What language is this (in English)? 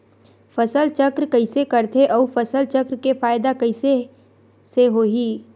Chhattisgarhi